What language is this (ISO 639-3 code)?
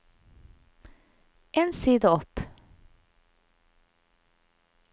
nor